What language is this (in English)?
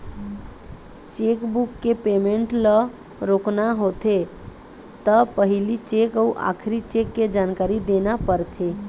Chhattisgarhi